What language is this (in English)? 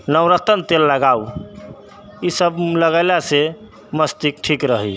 Maithili